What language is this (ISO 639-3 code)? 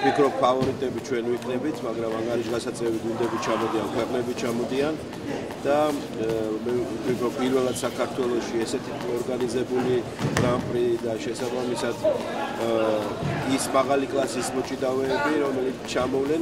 ita